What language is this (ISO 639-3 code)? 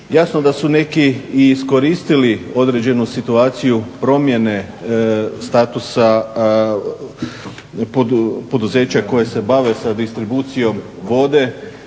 hrv